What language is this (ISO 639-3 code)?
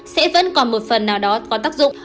vie